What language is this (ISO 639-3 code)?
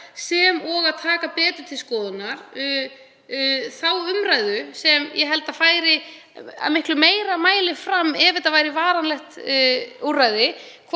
isl